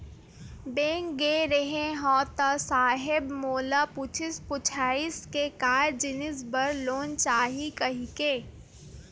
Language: Chhattisgarhi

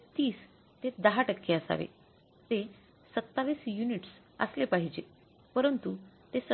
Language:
Marathi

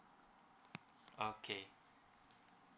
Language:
English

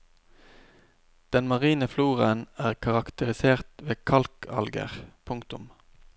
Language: Norwegian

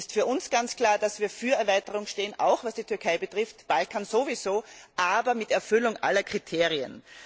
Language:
German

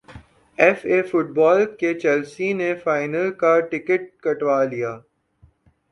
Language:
Urdu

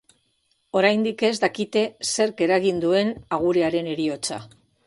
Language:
Basque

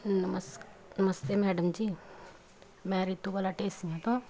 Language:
Punjabi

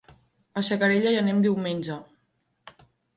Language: Catalan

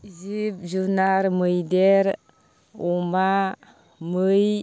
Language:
Bodo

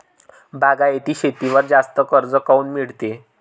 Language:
Marathi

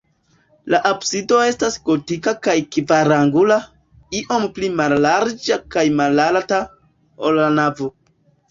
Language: Esperanto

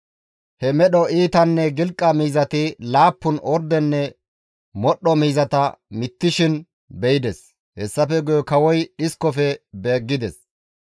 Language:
Gamo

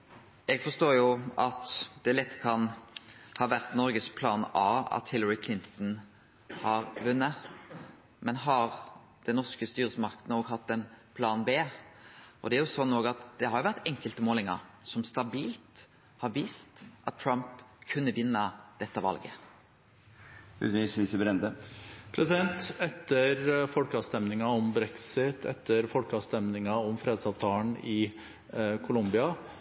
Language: Norwegian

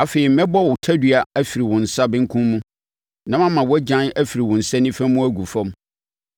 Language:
Akan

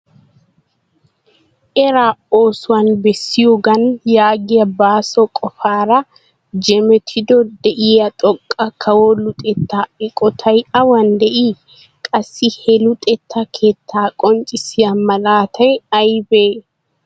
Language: Wolaytta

